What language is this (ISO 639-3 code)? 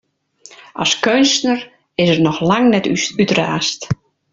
fry